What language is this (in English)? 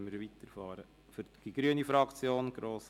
Swiss German